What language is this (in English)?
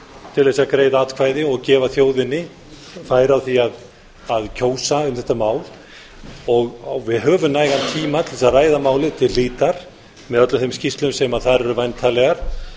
Icelandic